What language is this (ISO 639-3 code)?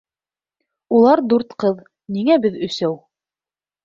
bak